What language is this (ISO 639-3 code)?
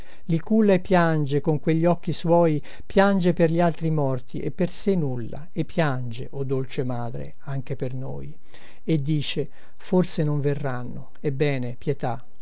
ita